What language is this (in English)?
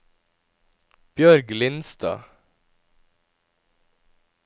Norwegian